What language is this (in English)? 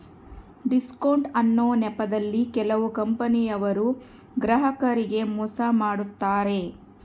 Kannada